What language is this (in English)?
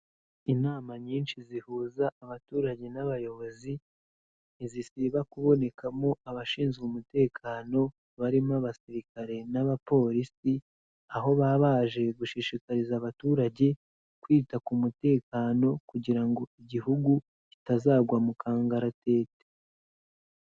Kinyarwanda